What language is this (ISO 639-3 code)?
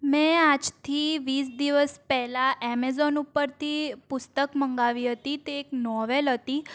guj